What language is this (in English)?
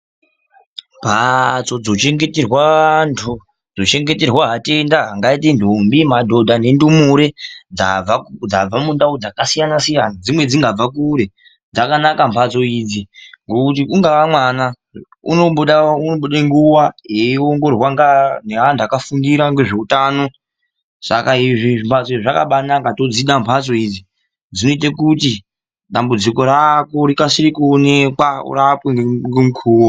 Ndau